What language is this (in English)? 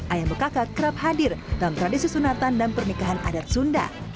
Indonesian